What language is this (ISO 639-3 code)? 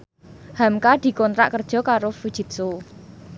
jav